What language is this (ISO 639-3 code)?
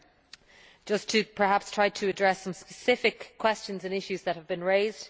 eng